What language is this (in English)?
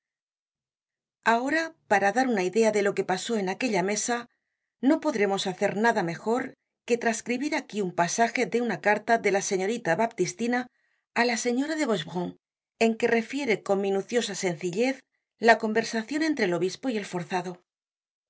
Spanish